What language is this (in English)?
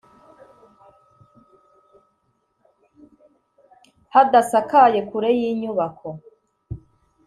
Kinyarwanda